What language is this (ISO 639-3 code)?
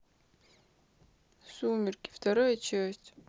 rus